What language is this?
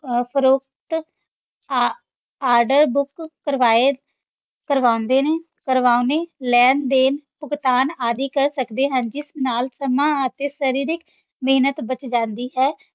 Punjabi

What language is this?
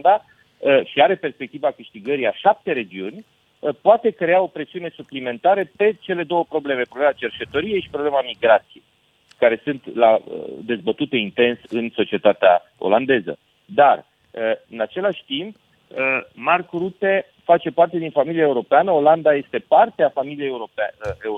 Romanian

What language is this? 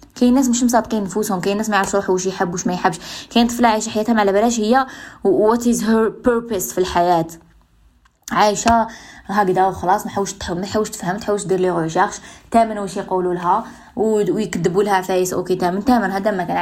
Arabic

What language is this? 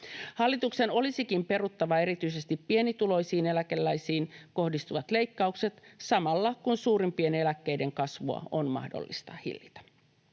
Finnish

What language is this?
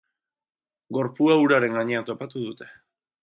Basque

